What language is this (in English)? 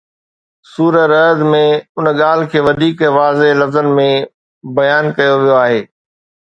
Sindhi